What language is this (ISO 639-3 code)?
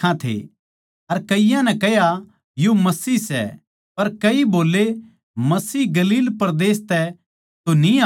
bgc